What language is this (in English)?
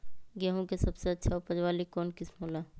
Magahi